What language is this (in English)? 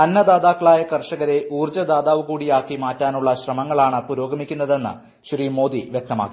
Malayalam